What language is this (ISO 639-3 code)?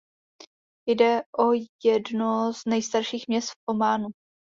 ces